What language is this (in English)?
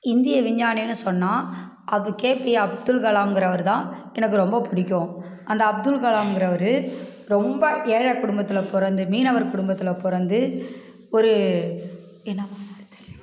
Tamil